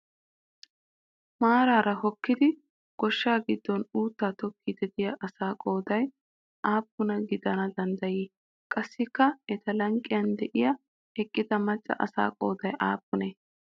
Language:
Wolaytta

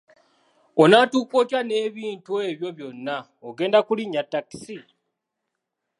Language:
Ganda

